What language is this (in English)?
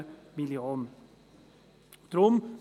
Swiss German